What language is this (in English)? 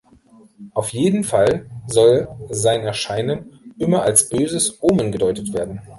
German